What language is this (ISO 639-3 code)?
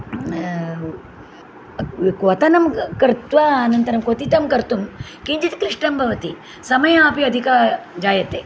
san